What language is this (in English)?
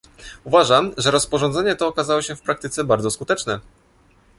Polish